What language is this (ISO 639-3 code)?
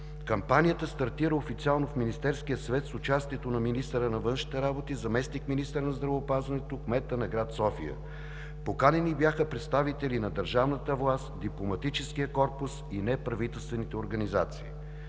bul